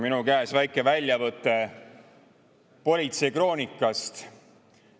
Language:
Estonian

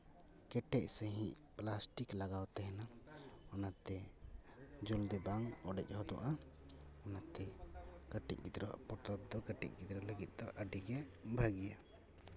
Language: Santali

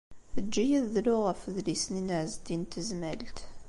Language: Kabyle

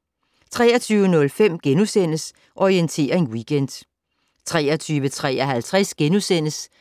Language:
Danish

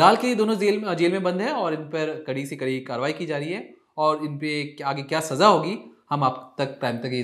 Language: Hindi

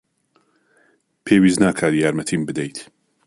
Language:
Central Kurdish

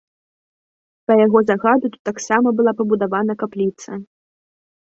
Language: Belarusian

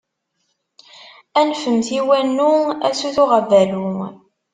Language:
Kabyle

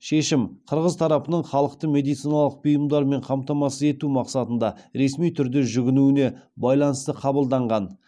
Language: Kazakh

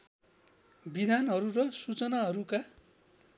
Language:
Nepali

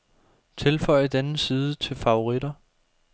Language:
Danish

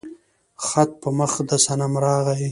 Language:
Pashto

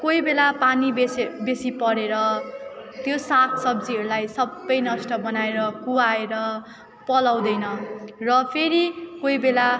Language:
Nepali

